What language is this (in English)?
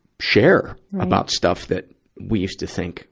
English